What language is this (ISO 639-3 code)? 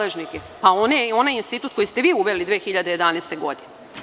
srp